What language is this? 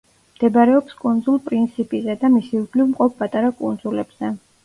Georgian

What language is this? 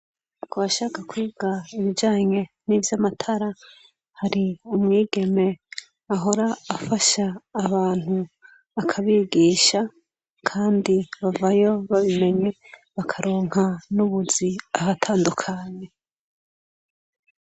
Rundi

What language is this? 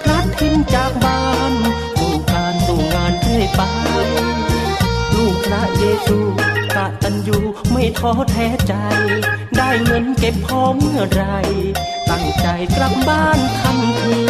Thai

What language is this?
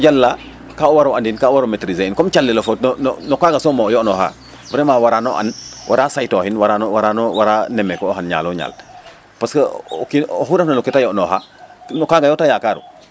Serer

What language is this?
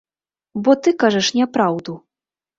Belarusian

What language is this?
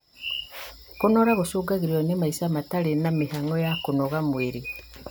Kikuyu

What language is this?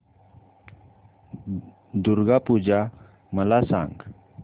Marathi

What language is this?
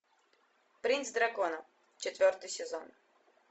Russian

